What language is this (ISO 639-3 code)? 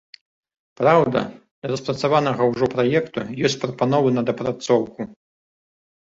bel